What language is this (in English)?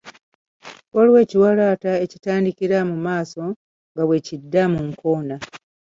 Ganda